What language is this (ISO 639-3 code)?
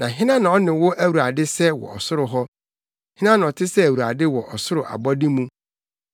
aka